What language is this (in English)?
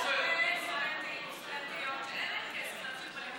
Hebrew